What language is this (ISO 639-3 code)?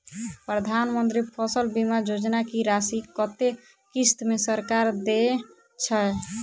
mai